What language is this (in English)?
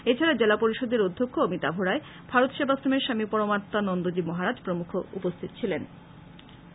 Bangla